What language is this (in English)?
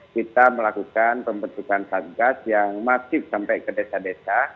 Indonesian